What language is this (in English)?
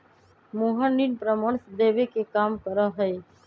Magahi